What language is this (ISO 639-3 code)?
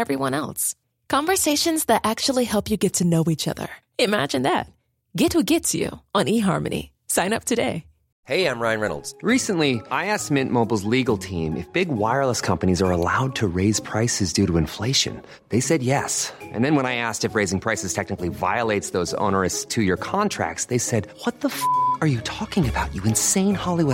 fas